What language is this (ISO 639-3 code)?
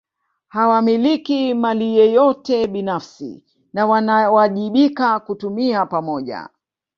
swa